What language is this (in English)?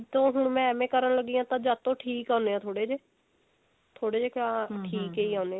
Punjabi